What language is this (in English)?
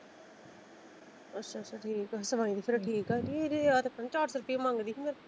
Punjabi